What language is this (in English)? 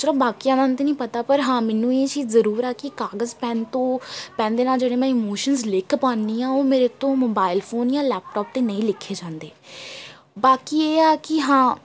Punjabi